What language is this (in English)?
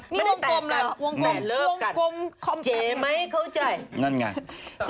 Thai